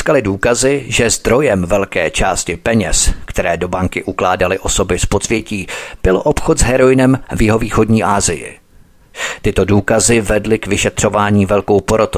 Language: Czech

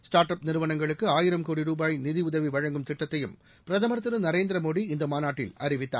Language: Tamil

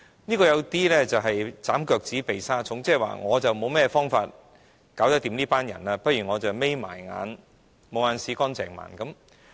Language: Cantonese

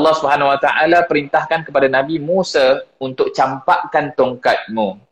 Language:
Malay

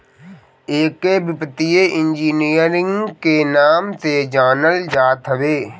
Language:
Bhojpuri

